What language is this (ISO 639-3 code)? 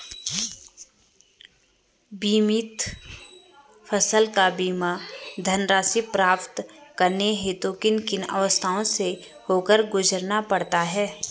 hin